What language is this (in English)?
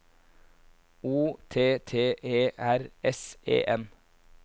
Norwegian